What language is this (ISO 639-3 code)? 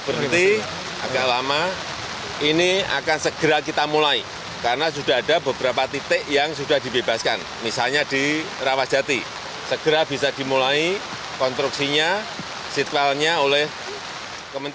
ind